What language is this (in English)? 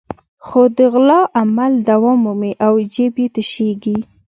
Pashto